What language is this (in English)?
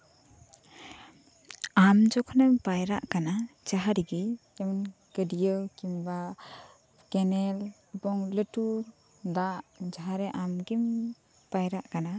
Santali